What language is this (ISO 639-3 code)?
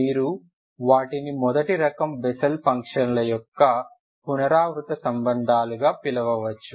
tel